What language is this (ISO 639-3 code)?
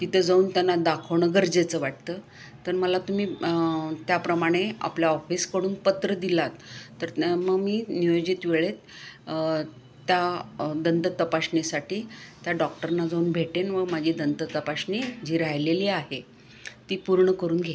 mar